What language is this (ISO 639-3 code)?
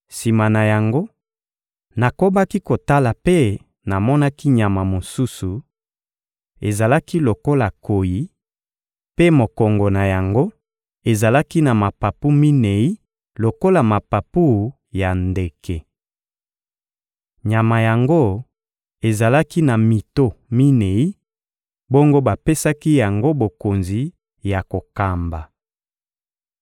lin